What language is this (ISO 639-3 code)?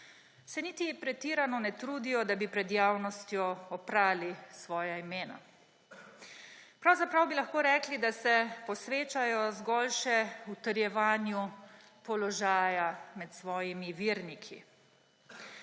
slv